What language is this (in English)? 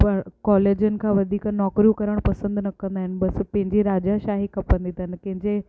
Sindhi